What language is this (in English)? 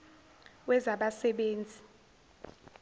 Zulu